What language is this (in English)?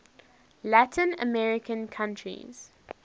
English